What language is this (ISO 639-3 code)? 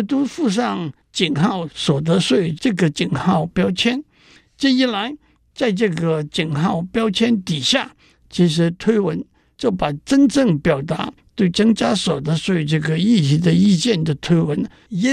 zho